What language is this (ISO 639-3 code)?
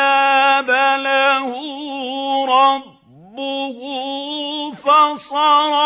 ara